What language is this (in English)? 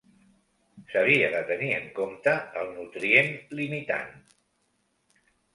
Catalan